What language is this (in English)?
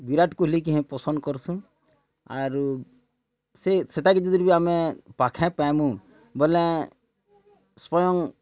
Odia